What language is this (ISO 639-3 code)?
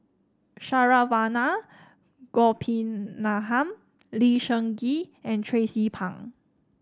eng